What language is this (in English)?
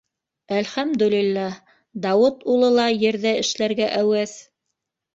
Bashkir